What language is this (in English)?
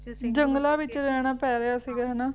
Punjabi